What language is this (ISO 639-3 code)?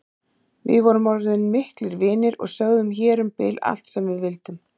isl